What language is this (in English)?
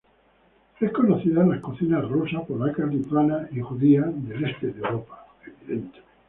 Spanish